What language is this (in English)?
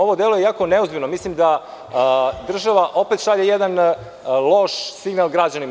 Serbian